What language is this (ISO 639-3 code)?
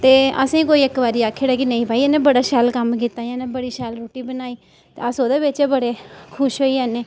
doi